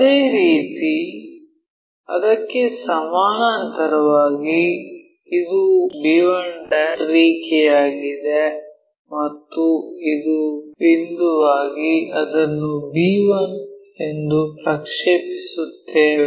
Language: Kannada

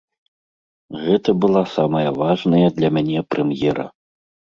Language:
Belarusian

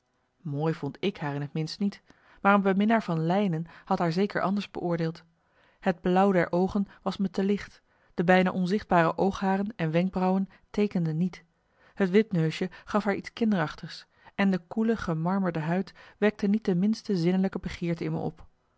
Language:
Dutch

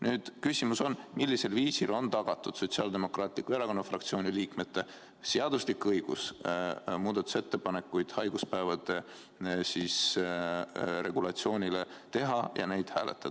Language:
Estonian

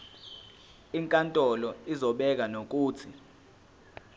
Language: Zulu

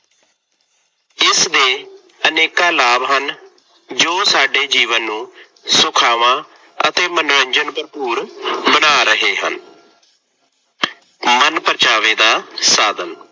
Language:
Punjabi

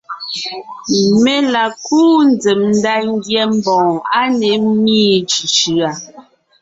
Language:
Ngiemboon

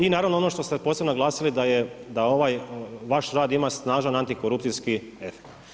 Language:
Croatian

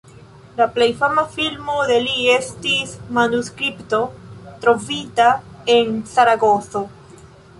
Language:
Esperanto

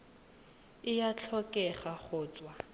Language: Tswana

